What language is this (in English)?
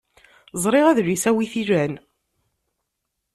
Kabyle